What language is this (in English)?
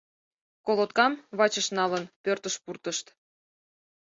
Mari